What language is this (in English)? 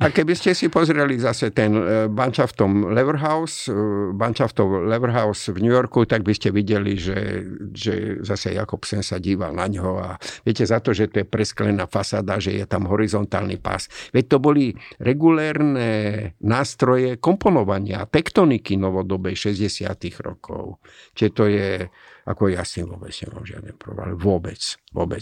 Slovak